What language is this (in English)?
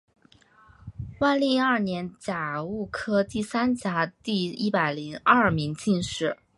Chinese